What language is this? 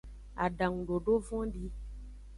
Aja (Benin)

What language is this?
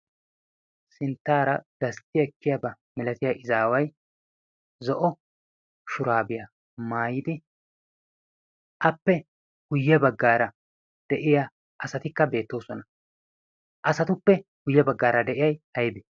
Wolaytta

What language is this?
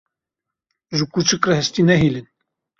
Kurdish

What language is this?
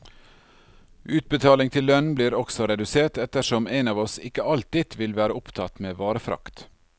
Norwegian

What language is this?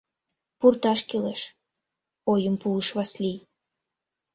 Mari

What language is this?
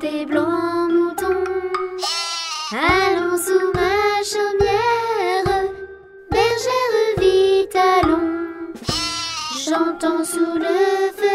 French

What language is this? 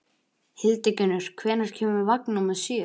Icelandic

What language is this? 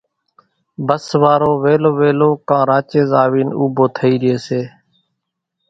Kachi Koli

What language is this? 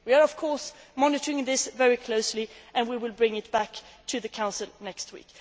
English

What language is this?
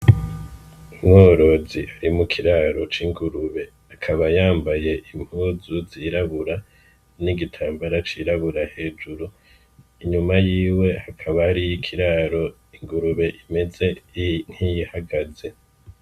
Rundi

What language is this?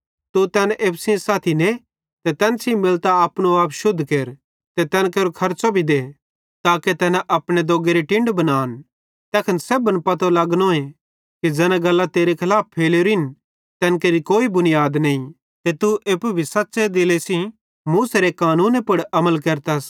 Bhadrawahi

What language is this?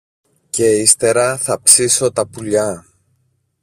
Greek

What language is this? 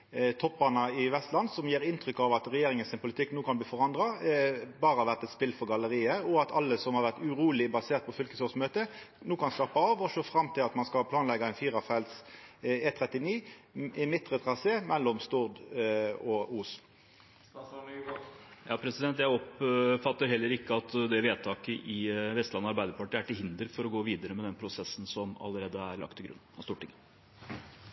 Norwegian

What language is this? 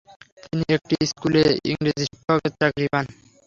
Bangla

